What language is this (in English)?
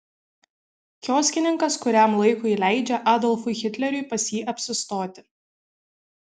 Lithuanian